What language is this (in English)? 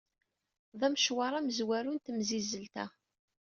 Kabyle